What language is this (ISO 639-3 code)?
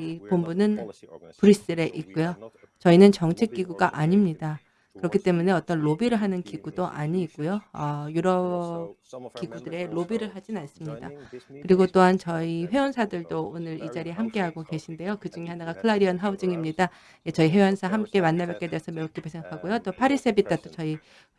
kor